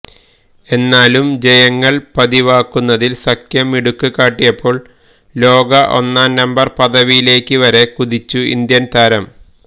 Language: Malayalam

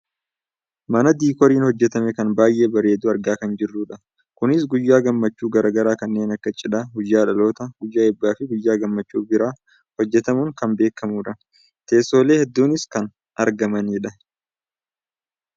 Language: Oromo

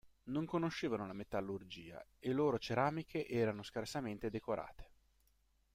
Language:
Italian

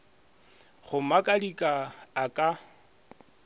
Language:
Northern Sotho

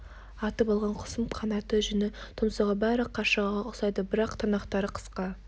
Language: Kazakh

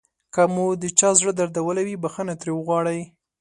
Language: Pashto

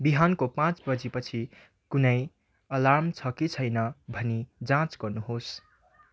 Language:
Nepali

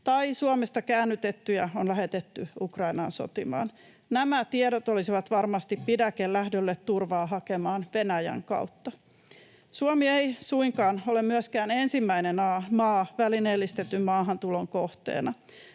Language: Finnish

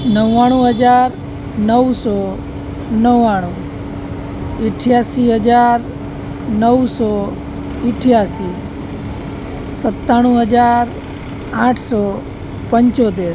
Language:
Gujarati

